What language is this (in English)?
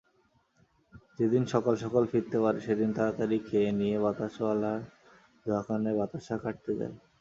Bangla